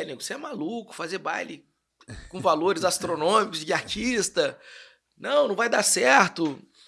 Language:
Portuguese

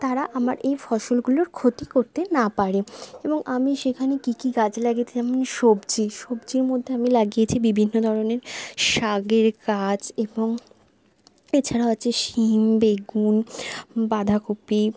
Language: Bangla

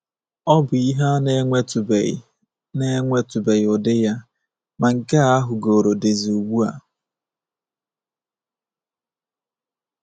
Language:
Igbo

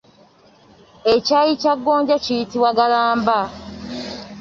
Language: Ganda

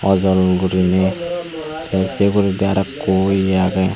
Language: Chakma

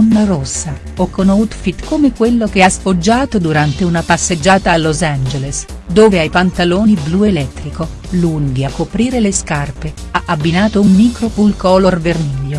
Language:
Italian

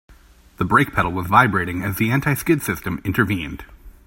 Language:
English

